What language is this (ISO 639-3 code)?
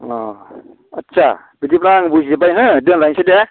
brx